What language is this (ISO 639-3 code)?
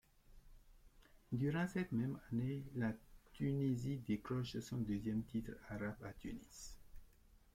fra